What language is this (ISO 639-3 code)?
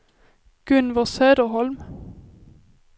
swe